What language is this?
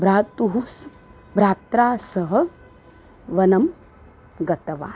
Sanskrit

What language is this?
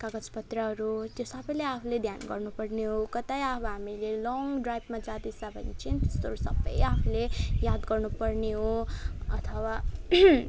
Nepali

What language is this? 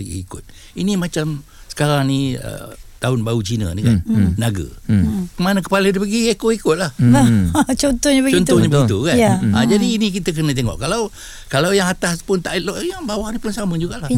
Malay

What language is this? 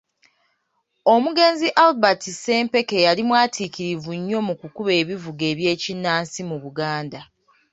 Ganda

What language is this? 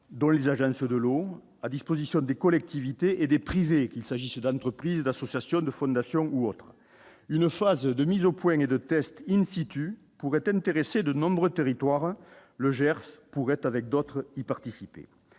French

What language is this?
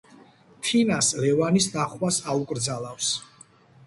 Georgian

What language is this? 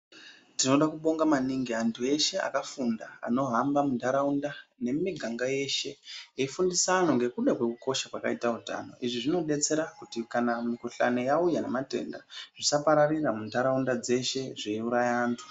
Ndau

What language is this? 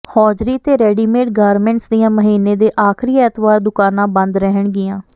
Punjabi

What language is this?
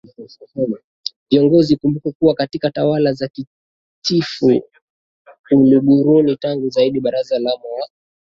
Swahili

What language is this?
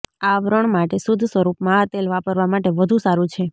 Gujarati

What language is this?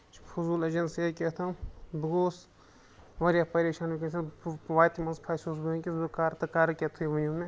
Kashmiri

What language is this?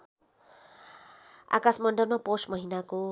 Nepali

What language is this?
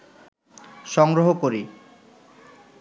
Bangla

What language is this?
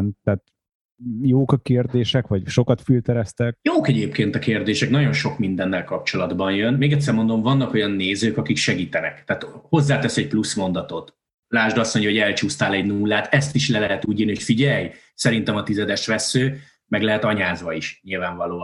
Hungarian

